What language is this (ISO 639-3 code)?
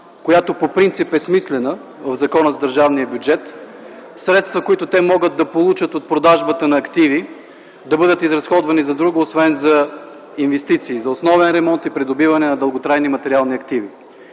bul